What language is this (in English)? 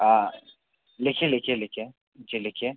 Hindi